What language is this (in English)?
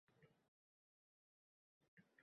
Uzbek